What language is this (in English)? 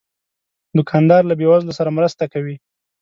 Pashto